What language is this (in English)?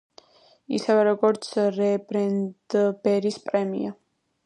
Georgian